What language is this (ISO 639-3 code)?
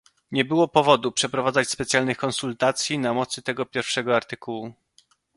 pol